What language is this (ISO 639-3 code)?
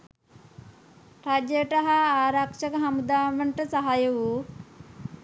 sin